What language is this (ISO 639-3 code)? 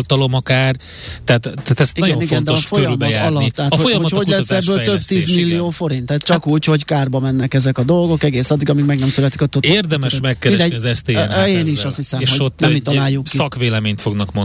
hun